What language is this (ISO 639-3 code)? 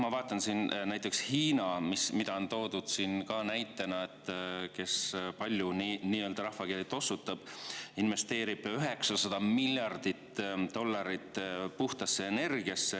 est